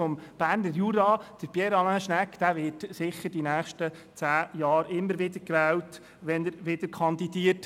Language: Swiss German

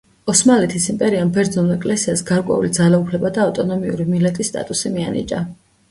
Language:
Georgian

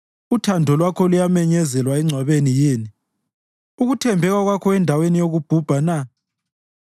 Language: North Ndebele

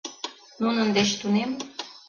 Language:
Mari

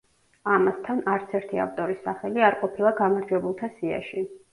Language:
Georgian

